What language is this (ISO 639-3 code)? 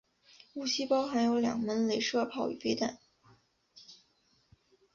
zho